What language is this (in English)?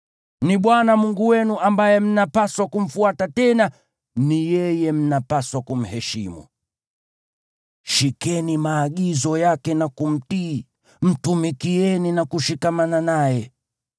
Swahili